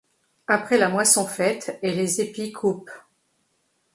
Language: French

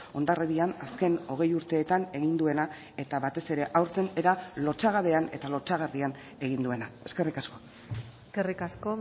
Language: Basque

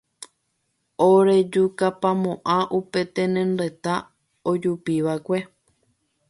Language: Guarani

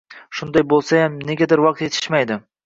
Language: Uzbek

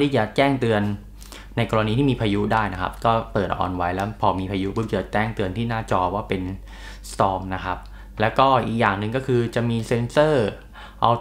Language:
Thai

